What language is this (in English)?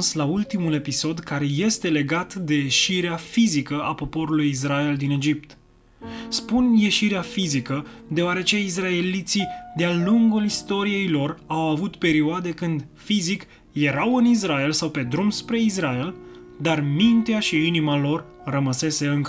Romanian